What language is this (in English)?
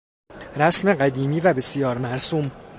Persian